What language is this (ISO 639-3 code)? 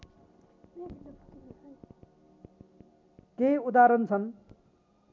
nep